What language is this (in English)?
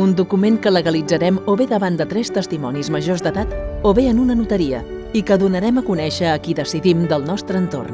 Catalan